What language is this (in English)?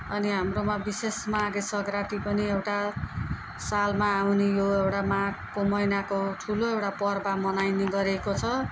Nepali